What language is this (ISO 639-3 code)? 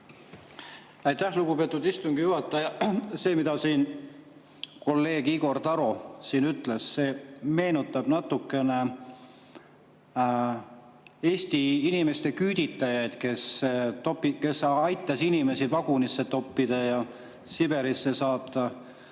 est